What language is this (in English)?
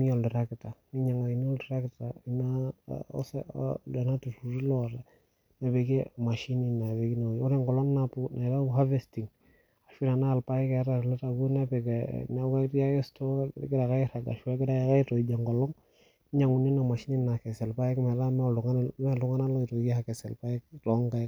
Masai